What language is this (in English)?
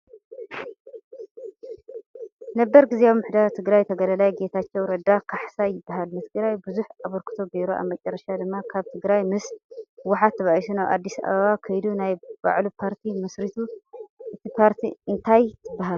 Tigrinya